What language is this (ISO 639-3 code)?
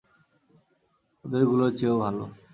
ben